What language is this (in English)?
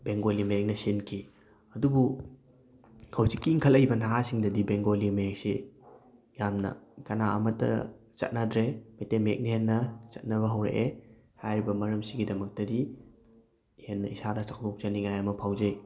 Manipuri